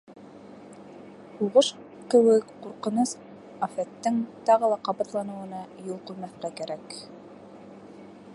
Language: Bashkir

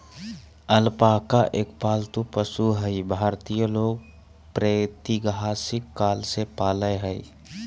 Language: Magahi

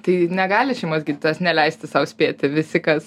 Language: Lithuanian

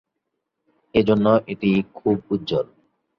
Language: Bangla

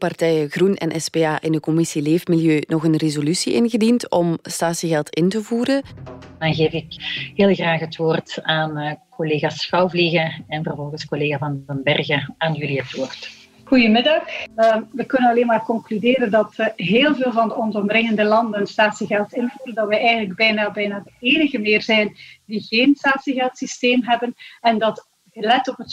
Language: Dutch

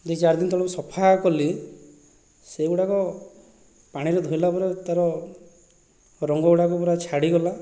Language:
Odia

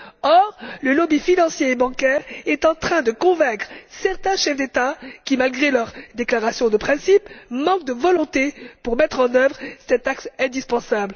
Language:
French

